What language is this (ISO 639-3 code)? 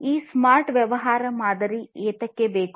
kan